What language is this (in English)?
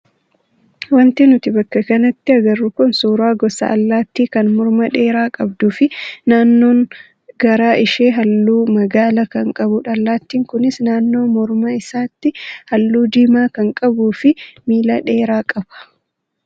Oromo